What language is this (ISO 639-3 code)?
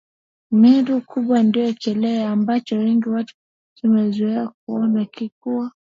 swa